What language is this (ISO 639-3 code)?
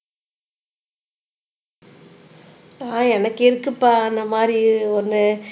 tam